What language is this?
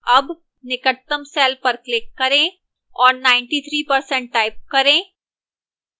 Hindi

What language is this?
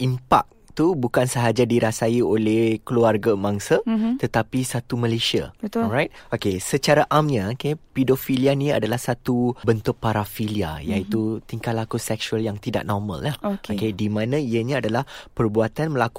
Malay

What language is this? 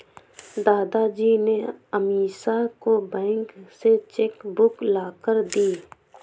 Hindi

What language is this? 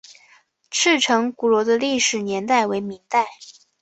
Chinese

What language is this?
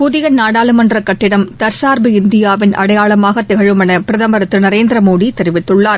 Tamil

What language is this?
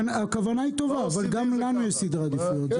Hebrew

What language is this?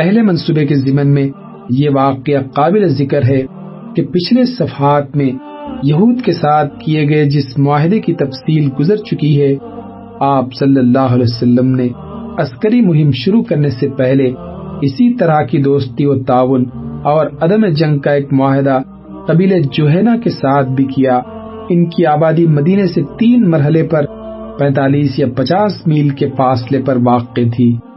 Urdu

